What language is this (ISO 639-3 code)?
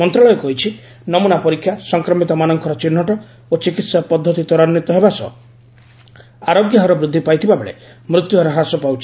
ori